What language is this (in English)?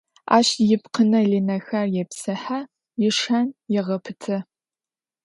Adyghe